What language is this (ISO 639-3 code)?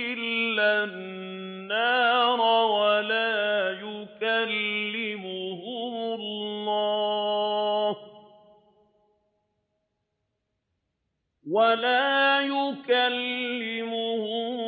ara